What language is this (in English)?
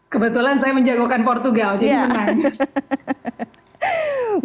Indonesian